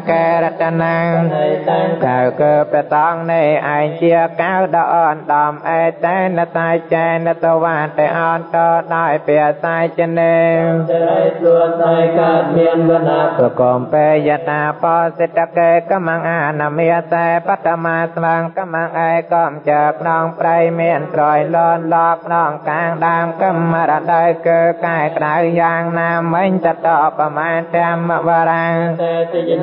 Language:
Thai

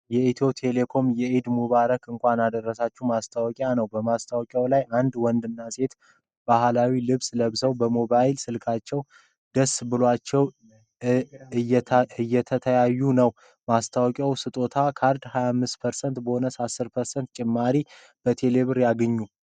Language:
Amharic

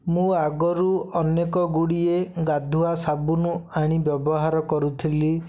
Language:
Odia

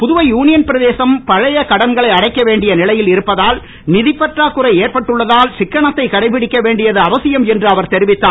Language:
Tamil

